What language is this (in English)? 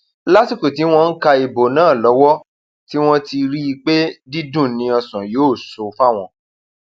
Yoruba